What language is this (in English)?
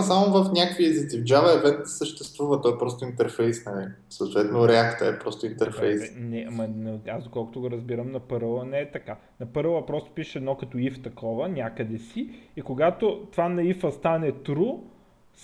Bulgarian